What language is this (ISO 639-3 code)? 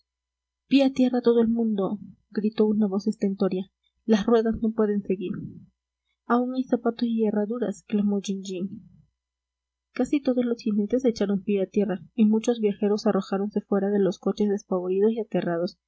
spa